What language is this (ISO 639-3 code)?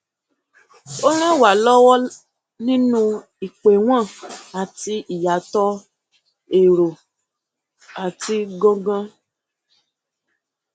yor